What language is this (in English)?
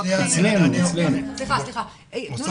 Hebrew